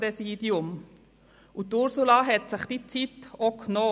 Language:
Swiss German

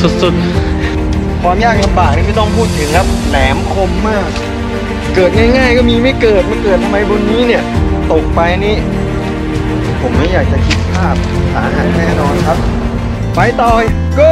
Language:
Thai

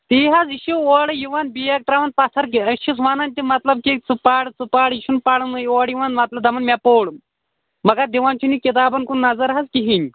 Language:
Kashmiri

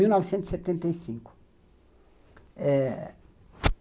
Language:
Portuguese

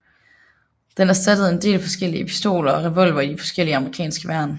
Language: Danish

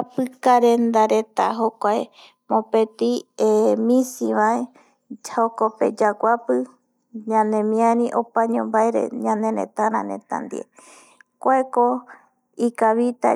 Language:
Eastern Bolivian Guaraní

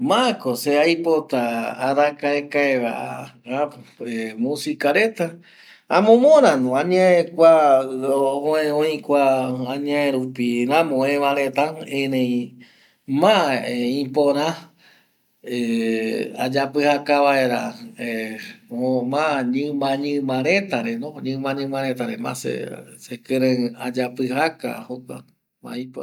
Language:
Eastern Bolivian Guaraní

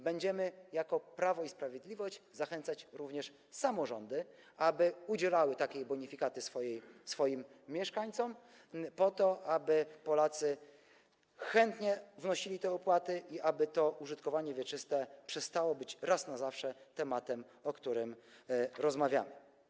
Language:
Polish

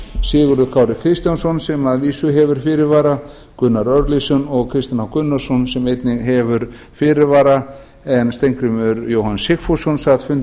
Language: Icelandic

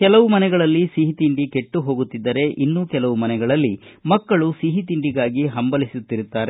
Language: Kannada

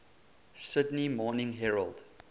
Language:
English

